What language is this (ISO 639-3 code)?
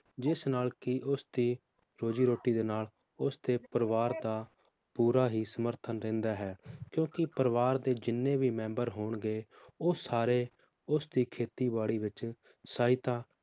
pan